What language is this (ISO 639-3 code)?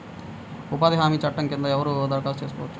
tel